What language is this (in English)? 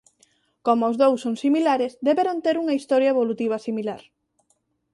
Galician